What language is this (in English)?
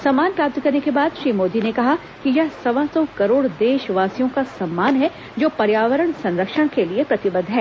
Hindi